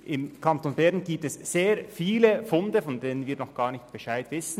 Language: Swiss German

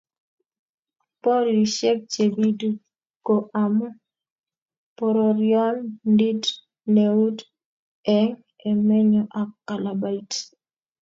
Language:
Kalenjin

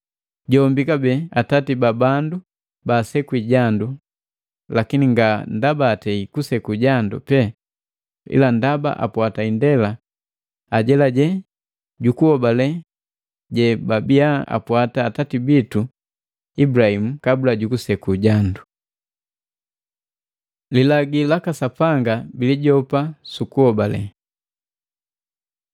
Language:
Matengo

